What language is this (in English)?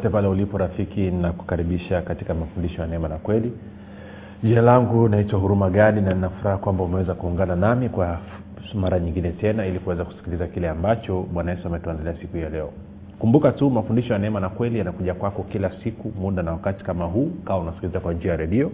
Swahili